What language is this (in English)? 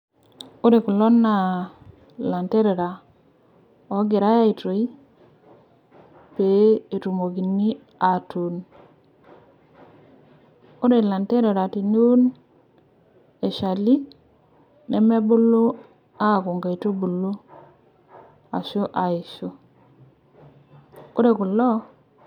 Masai